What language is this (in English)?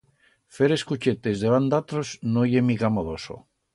Aragonese